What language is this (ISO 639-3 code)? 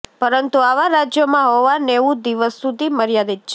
guj